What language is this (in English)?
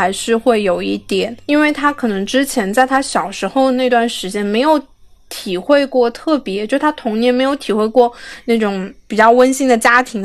Chinese